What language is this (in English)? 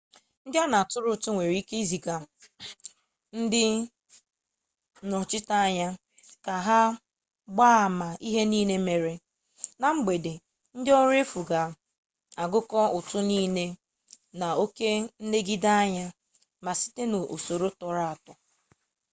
Igbo